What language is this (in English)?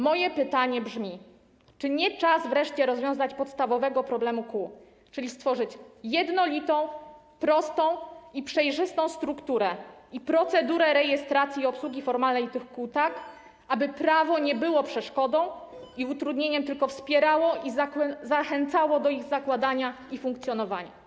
Polish